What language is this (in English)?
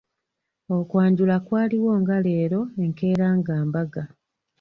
Ganda